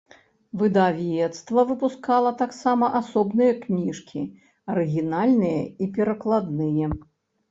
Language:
Belarusian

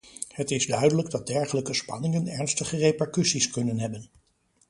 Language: Dutch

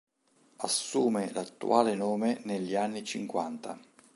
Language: Italian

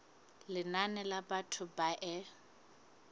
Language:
Southern Sotho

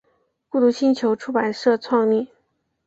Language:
Chinese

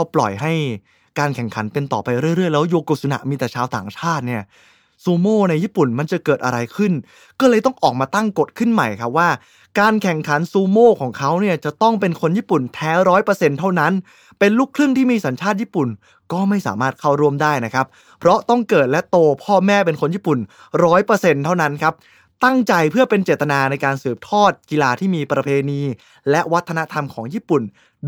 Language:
Thai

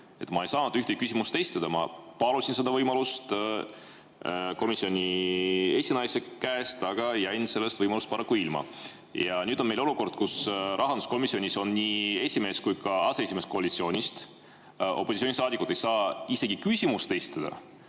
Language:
Estonian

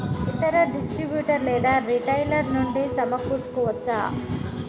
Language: Telugu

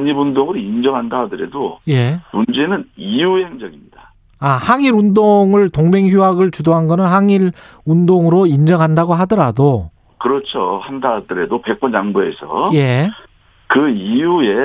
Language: Korean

